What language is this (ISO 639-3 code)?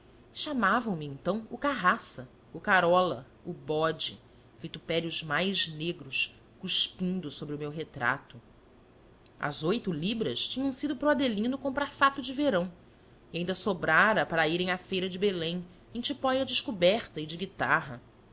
por